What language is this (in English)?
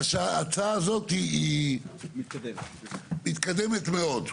Hebrew